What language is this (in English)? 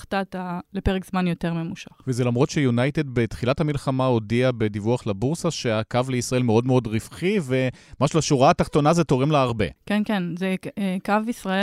Hebrew